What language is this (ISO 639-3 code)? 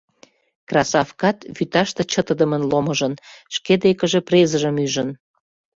chm